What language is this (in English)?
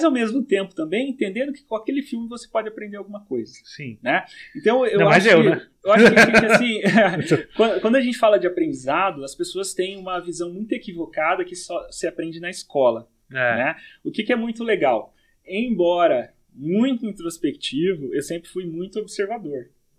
Portuguese